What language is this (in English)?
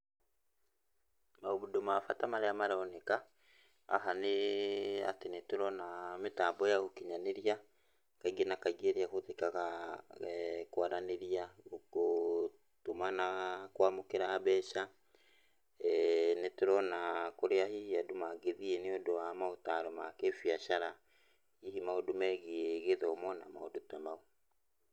Kikuyu